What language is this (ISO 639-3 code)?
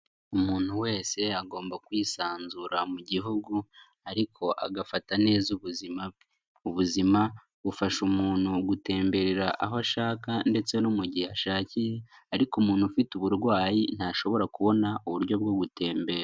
kin